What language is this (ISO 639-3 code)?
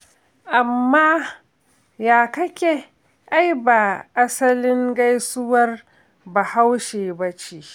hau